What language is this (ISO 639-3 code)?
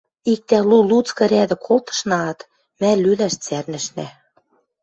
mrj